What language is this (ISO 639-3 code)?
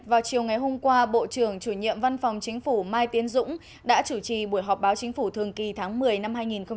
vie